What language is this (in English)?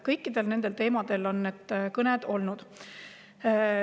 Estonian